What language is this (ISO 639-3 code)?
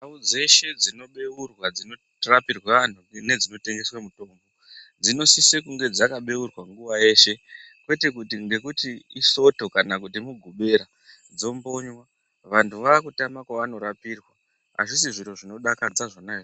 ndc